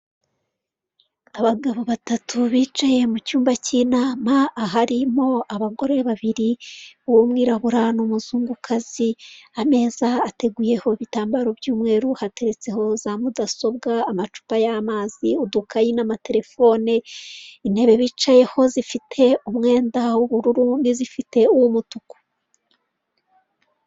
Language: Kinyarwanda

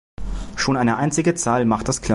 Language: German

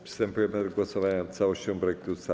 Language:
Polish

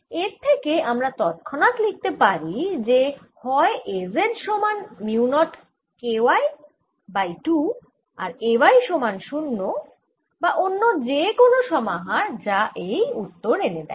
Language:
Bangla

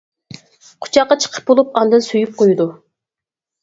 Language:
Uyghur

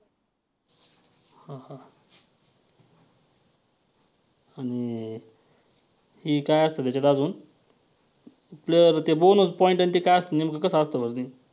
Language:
Marathi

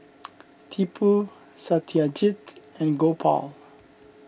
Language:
English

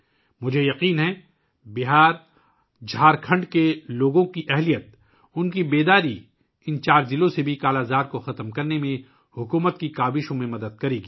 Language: Urdu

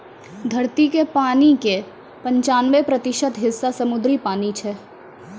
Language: Maithili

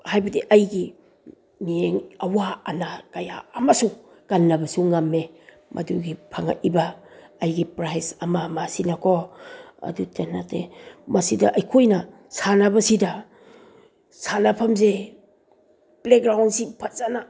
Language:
Manipuri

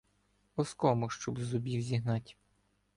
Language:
Ukrainian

